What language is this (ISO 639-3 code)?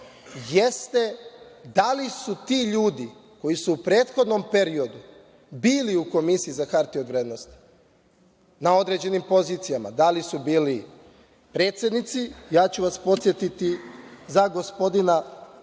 srp